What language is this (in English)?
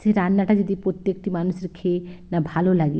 Bangla